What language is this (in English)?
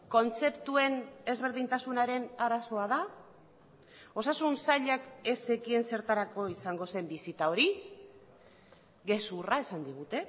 Basque